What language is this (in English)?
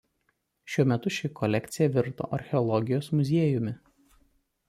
Lithuanian